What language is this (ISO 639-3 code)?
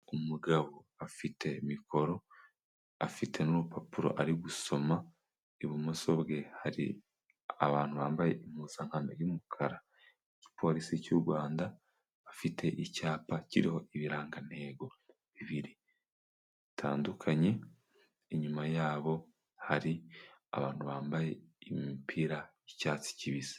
kin